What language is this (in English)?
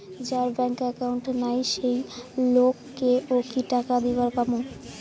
Bangla